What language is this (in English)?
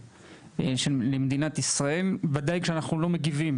Hebrew